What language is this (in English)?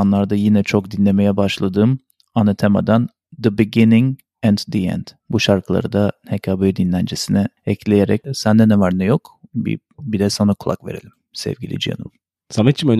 Turkish